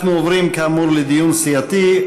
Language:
Hebrew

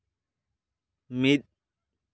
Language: Santali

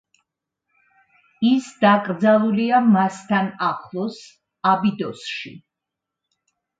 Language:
Georgian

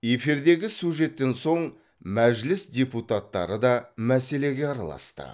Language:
Kazakh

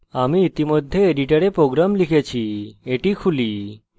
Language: Bangla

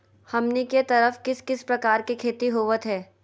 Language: Magahi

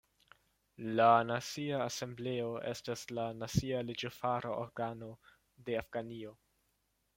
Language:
Esperanto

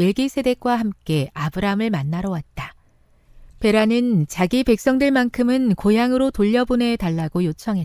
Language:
Korean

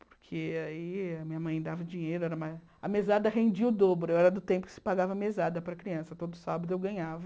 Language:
Portuguese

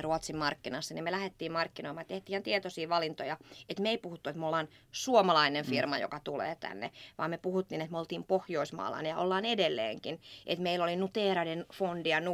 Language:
Finnish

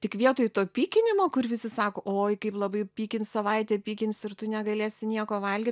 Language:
Lithuanian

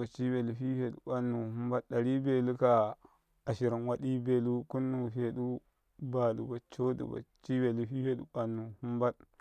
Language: Karekare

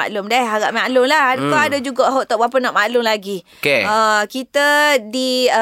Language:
Malay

